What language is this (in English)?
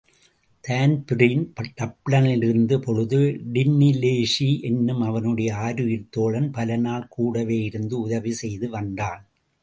Tamil